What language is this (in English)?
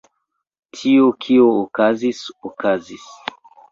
Esperanto